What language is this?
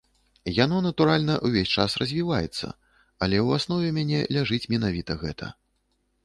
Belarusian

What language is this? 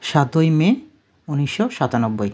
Bangla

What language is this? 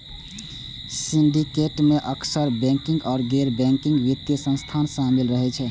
Maithili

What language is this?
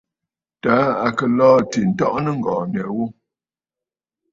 Bafut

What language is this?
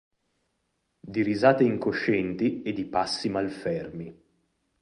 Italian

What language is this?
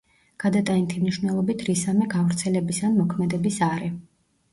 Georgian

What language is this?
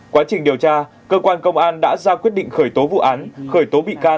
Vietnamese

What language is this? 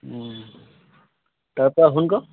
Assamese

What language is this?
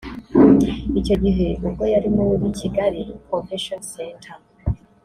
Kinyarwanda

